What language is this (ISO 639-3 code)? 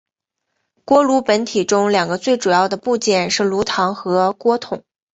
zho